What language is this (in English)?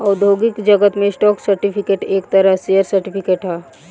Bhojpuri